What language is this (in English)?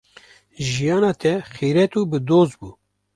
Kurdish